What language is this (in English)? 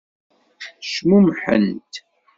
Kabyle